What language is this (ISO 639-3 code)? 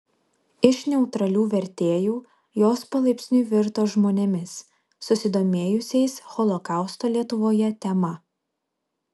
lit